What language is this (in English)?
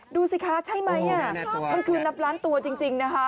Thai